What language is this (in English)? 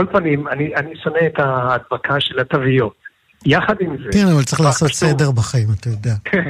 Hebrew